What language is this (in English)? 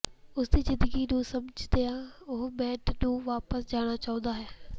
Punjabi